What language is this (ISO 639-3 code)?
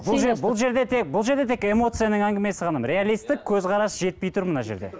kaz